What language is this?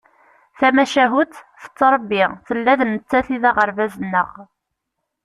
Kabyle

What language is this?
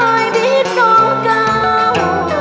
Vietnamese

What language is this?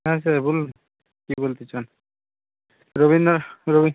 Bangla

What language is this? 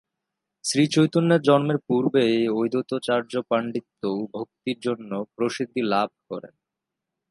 Bangla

